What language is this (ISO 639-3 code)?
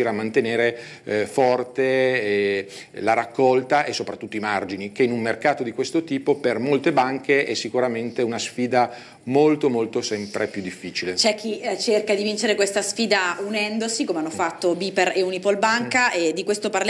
ita